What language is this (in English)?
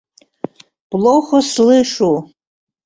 Mari